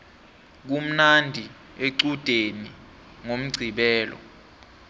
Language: South Ndebele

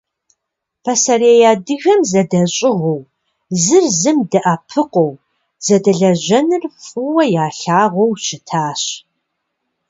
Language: Kabardian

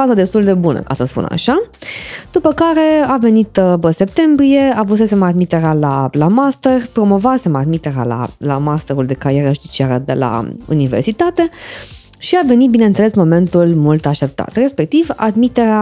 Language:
Romanian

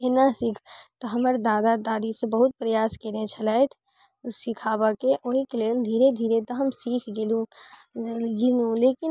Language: Maithili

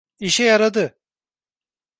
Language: Turkish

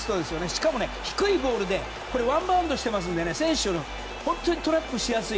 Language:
Japanese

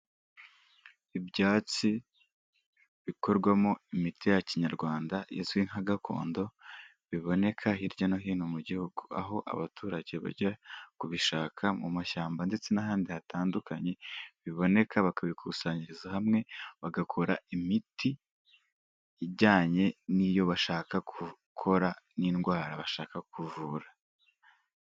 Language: Kinyarwanda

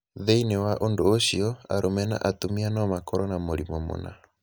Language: Kikuyu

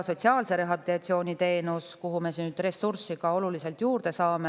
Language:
Estonian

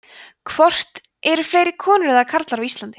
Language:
Icelandic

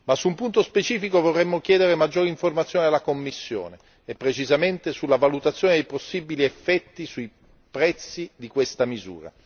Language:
Italian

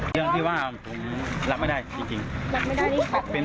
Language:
Thai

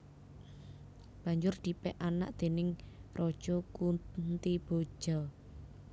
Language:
Javanese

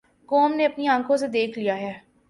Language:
Urdu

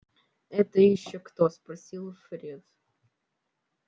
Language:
Russian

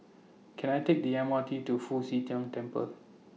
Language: English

